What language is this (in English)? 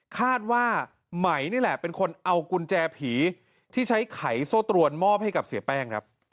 Thai